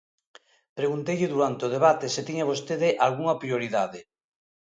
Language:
Galician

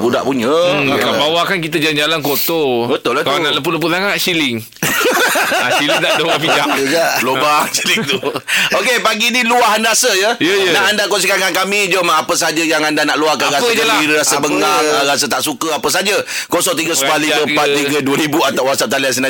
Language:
Malay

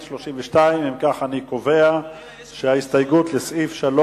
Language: Hebrew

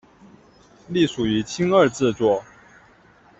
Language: Chinese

